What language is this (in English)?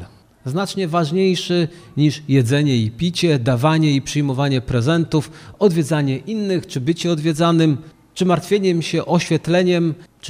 Polish